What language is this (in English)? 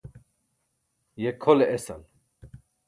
Burushaski